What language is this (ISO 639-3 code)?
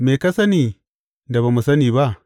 hau